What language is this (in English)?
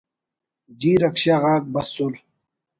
Brahui